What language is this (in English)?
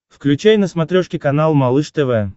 Russian